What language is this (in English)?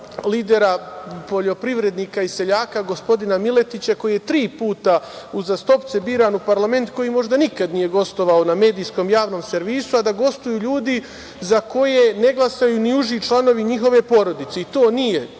Serbian